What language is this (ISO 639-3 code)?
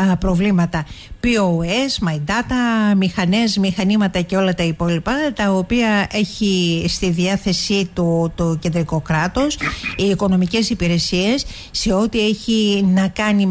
ell